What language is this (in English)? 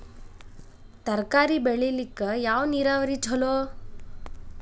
Kannada